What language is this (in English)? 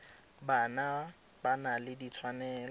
Tswana